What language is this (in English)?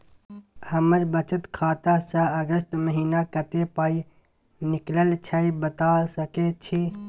Maithili